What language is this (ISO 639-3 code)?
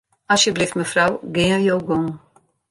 fry